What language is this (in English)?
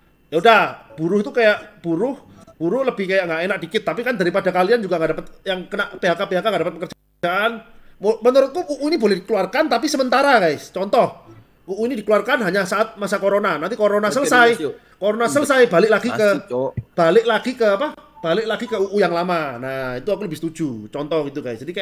Indonesian